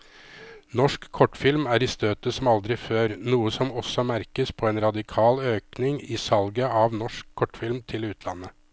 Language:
Norwegian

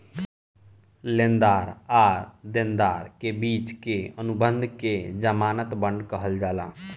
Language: Bhojpuri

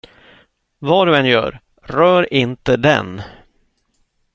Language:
Swedish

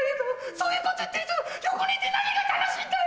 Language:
Japanese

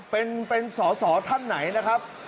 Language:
Thai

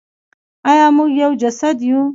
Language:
Pashto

